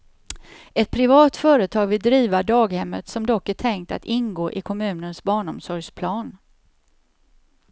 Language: Swedish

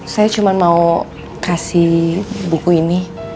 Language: Indonesian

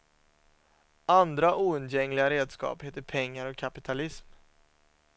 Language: Swedish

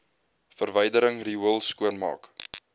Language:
Afrikaans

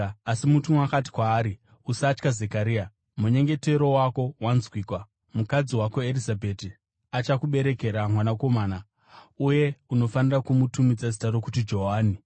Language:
Shona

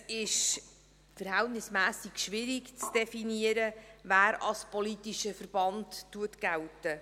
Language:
Swiss German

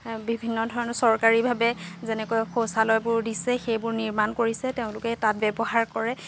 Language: Assamese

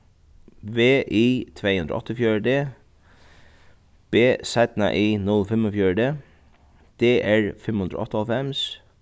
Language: Faroese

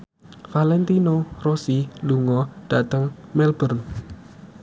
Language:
Javanese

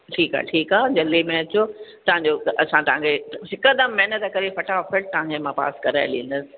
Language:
Sindhi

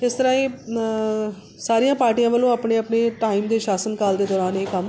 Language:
Punjabi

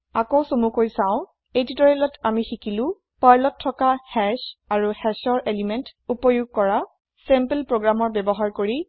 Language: Assamese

